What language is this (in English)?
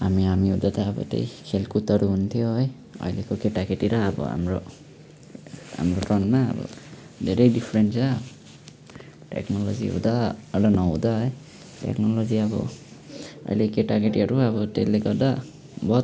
Nepali